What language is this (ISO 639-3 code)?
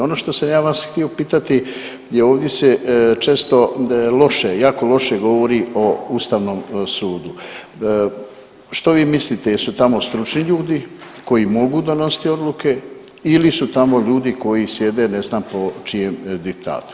hrv